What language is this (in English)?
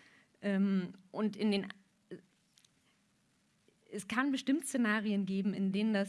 German